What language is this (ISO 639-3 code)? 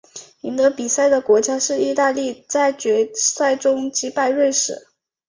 zho